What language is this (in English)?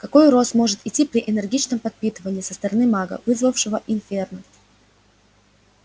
Russian